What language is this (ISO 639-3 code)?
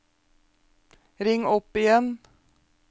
nor